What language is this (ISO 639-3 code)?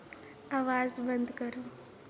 doi